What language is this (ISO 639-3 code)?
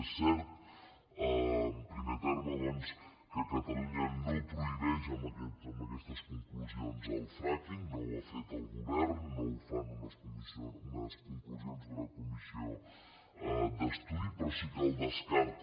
cat